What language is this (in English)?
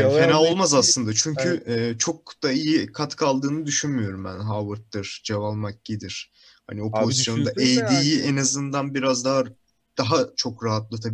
Turkish